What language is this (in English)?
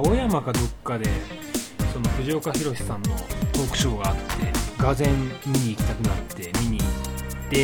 Japanese